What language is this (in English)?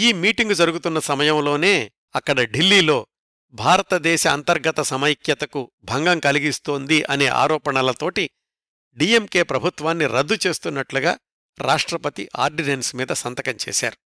Telugu